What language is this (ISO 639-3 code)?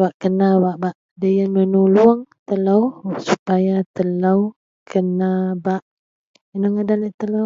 mel